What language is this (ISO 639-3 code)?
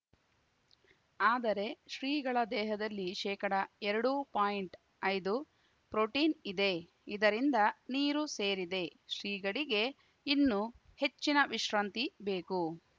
kan